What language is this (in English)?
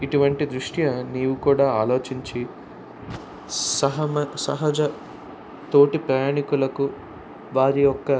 Telugu